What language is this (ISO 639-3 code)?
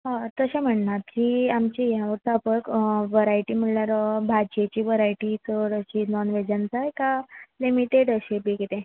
kok